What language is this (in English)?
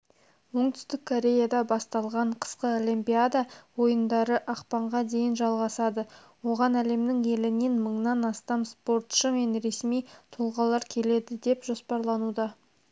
Kazakh